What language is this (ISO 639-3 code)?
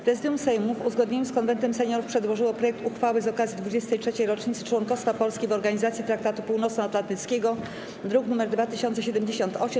pol